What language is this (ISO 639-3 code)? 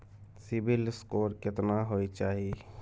mai